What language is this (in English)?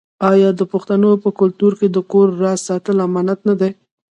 Pashto